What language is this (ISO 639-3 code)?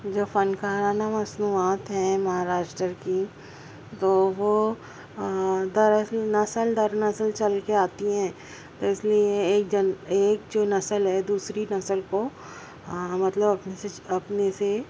urd